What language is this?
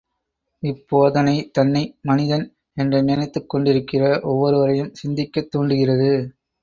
Tamil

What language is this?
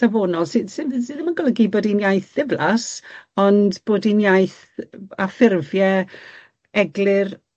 Welsh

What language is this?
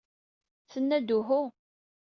Kabyle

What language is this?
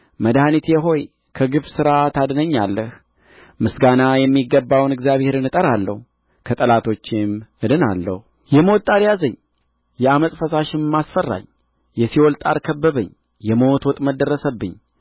Amharic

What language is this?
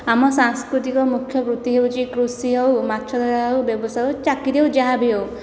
Odia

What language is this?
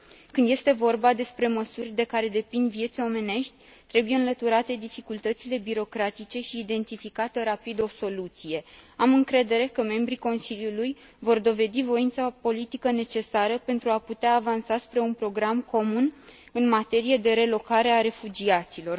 Romanian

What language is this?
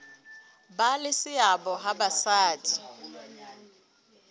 Southern Sotho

